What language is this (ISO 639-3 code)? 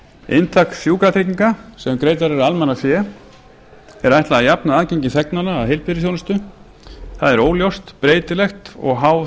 isl